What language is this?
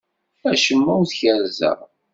Kabyle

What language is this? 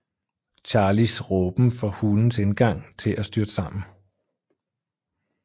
Danish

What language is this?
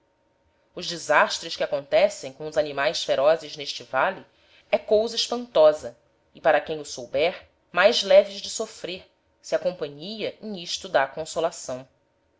Portuguese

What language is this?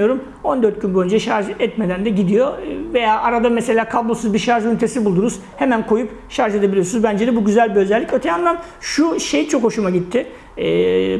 Turkish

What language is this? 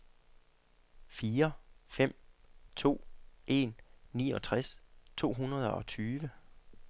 Danish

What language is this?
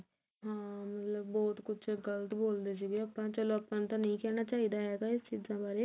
Punjabi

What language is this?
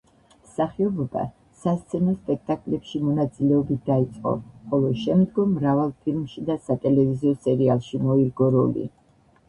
Georgian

